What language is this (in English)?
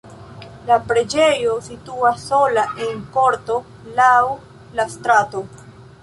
Esperanto